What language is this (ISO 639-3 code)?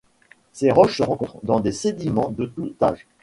fra